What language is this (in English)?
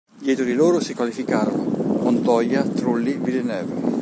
Italian